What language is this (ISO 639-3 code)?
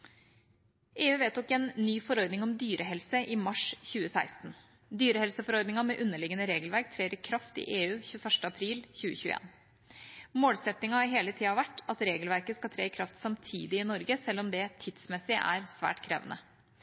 nob